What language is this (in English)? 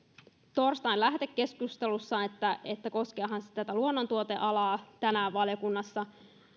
Finnish